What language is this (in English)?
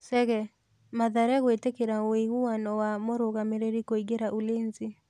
Kikuyu